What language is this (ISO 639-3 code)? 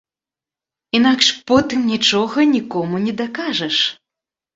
bel